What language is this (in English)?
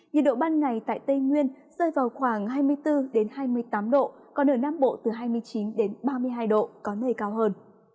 Vietnamese